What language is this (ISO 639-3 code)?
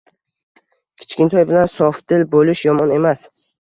uzb